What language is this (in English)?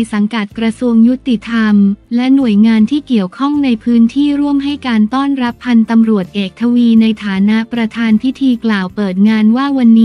Thai